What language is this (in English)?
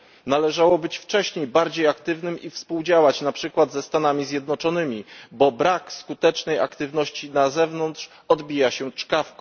Polish